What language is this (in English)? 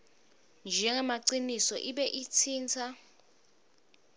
Swati